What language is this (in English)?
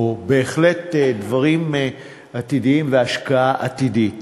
Hebrew